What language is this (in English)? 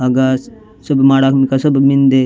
Gondi